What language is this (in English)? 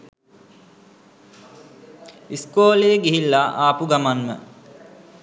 Sinhala